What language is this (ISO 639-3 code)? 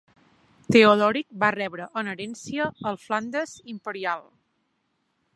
cat